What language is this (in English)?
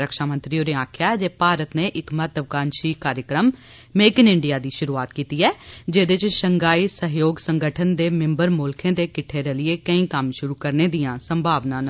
Dogri